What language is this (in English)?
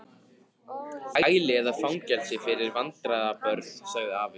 Icelandic